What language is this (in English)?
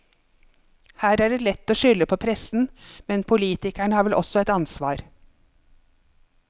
Norwegian